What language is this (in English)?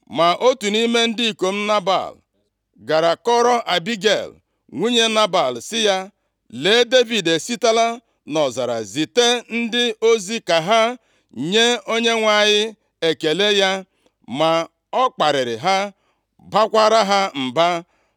Igbo